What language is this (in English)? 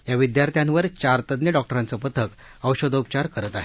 Marathi